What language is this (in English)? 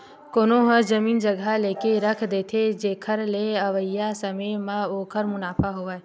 Chhattisgarhi